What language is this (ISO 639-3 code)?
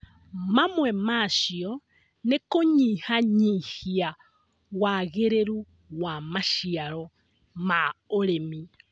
kik